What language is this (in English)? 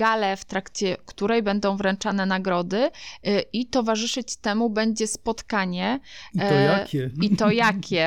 Polish